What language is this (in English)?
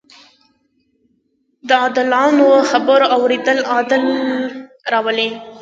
Pashto